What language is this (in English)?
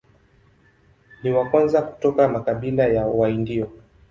Swahili